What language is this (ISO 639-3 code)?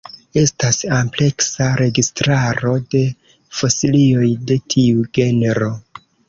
epo